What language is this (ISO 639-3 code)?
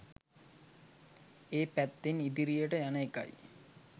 sin